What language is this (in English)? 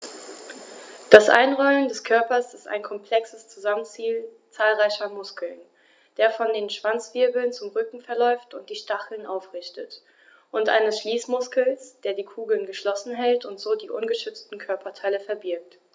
German